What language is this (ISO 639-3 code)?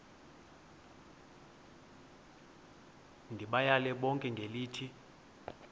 xho